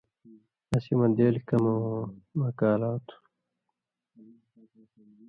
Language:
Indus Kohistani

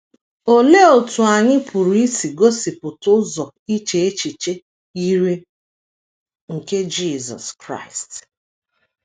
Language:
Igbo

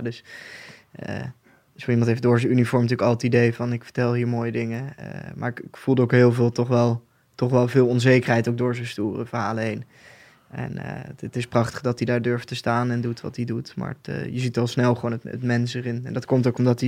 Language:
Dutch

